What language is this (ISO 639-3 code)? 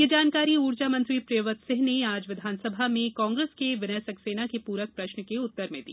hin